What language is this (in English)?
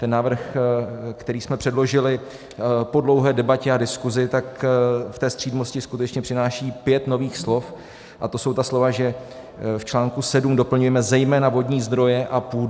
Czech